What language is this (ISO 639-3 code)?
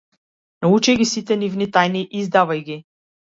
mkd